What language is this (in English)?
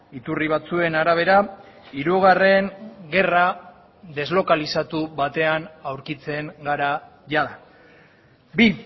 Basque